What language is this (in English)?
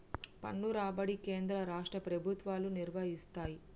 Telugu